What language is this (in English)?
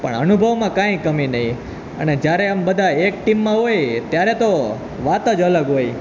Gujarati